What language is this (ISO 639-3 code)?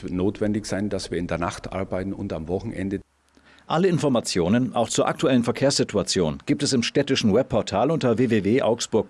deu